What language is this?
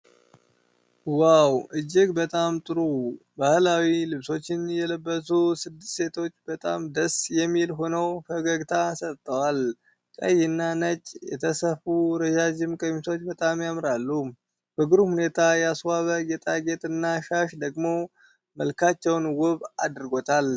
Amharic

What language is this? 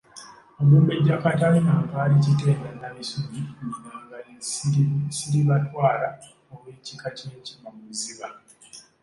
Ganda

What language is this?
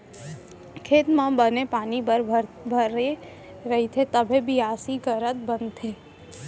Chhattisgarhi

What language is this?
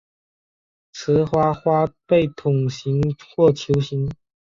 Chinese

